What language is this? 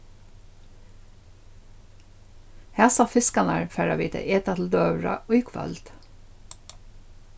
Faroese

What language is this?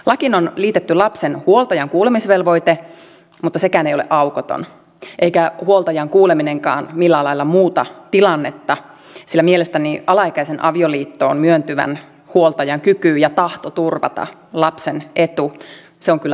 Finnish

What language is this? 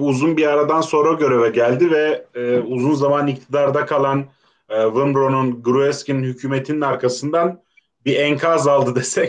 Turkish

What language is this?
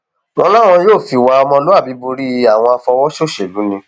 Yoruba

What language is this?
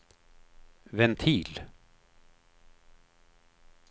Swedish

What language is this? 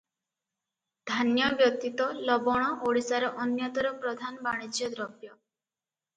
Odia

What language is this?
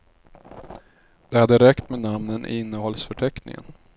Swedish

